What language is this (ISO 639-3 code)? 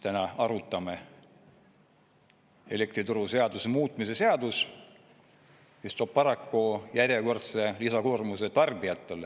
est